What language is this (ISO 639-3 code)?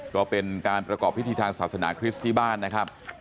tha